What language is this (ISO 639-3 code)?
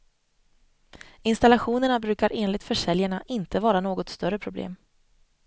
swe